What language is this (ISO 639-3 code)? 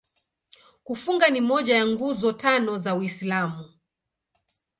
swa